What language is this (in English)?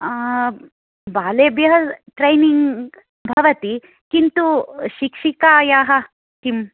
Sanskrit